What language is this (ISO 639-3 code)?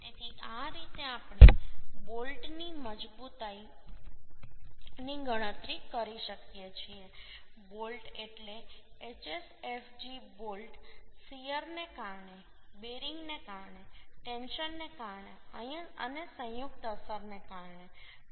guj